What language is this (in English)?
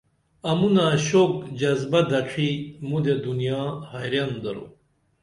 Dameli